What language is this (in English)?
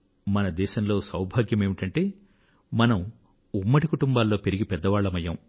Telugu